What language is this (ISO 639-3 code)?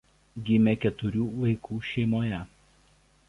lit